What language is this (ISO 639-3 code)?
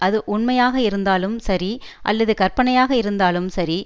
tam